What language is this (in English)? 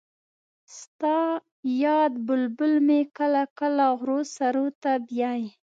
Pashto